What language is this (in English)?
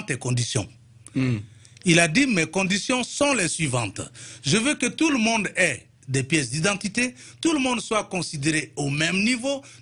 French